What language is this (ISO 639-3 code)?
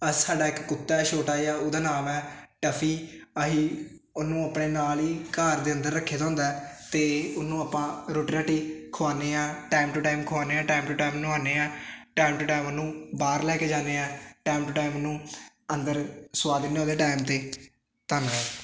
pan